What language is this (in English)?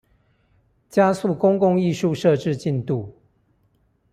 Chinese